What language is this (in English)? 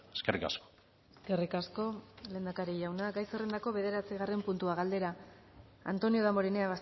Basque